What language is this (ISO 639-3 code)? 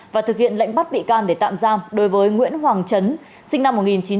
vie